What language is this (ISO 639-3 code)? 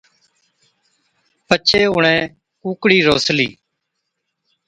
odk